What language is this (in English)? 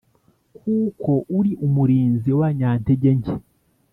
Kinyarwanda